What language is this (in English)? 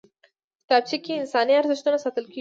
Pashto